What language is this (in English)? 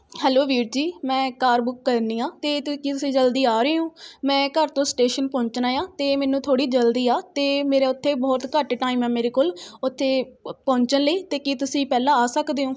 Punjabi